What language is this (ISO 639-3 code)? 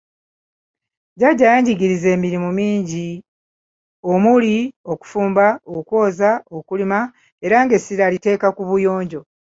lug